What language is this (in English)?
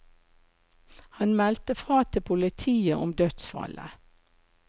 Norwegian